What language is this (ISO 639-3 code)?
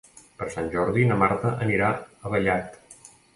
cat